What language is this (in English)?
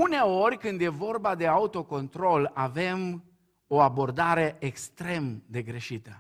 Romanian